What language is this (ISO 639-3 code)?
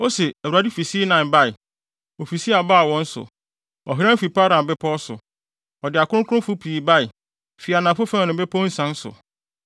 aka